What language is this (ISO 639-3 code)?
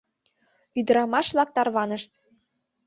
chm